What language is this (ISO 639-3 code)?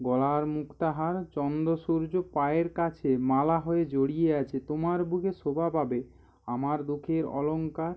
ben